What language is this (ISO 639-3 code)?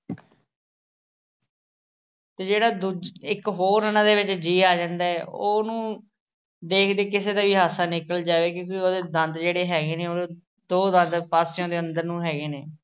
pan